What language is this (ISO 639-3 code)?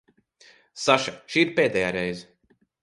lav